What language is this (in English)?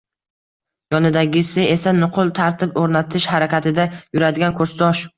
Uzbek